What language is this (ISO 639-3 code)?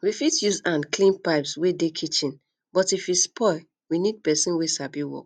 pcm